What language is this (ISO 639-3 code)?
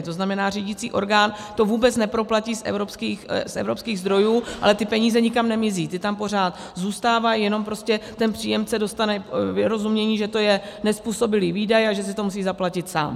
ces